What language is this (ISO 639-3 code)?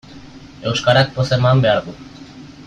eus